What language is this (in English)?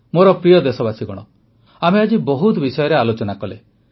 Odia